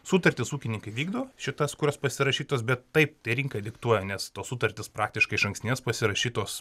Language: Lithuanian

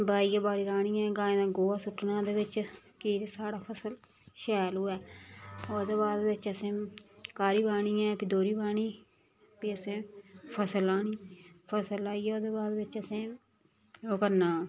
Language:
Dogri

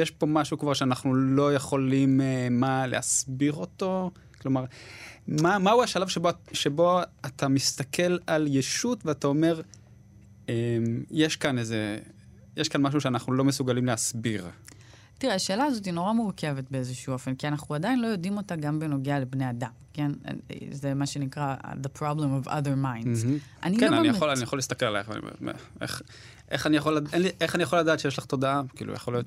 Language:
Hebrew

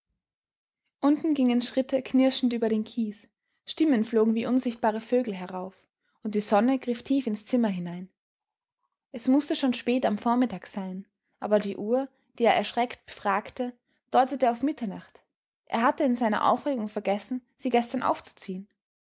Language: German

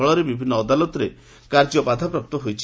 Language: Odia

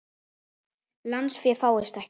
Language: Icelandic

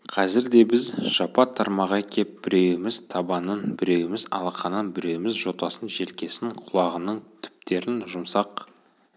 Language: Kazakh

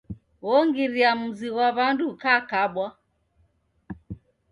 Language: Taita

